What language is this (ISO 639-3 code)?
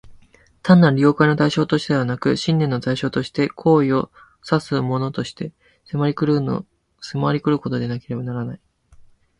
jpn